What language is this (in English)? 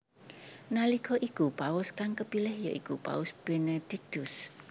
Javanese